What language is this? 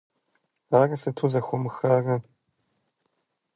Kabardian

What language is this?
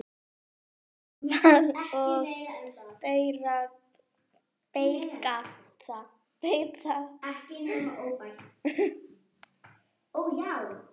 Icelandic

